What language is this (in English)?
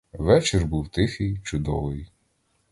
Ukrainian